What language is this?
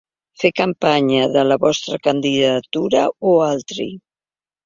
Catalan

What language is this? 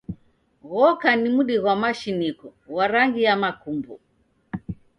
Taita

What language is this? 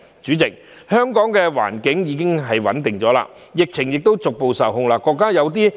Cantonese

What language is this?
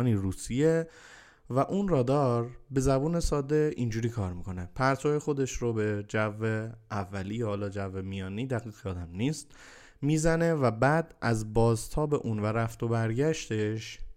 Persian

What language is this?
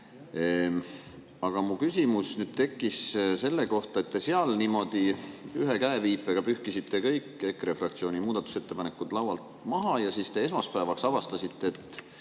Estonian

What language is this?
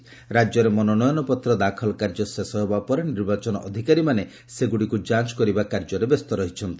Odia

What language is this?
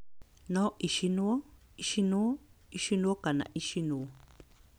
Kikuyu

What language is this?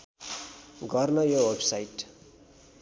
Nepali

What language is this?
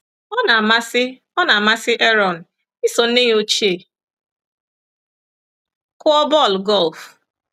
Igbo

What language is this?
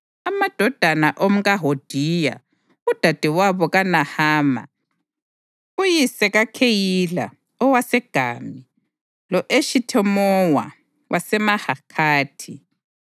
North Ndebele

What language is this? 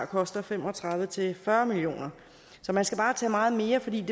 Danish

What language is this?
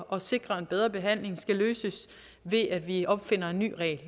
Danish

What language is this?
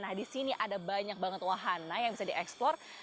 Indonesian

